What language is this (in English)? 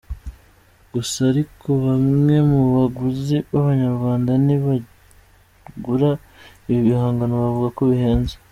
Kinyarwanda